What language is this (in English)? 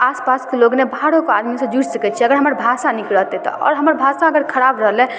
Maithili